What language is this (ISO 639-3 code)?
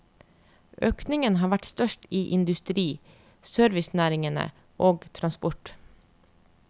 nor